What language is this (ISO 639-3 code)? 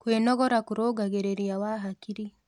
kik